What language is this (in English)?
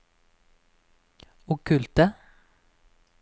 Norwegian